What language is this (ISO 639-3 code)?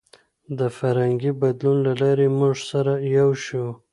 pus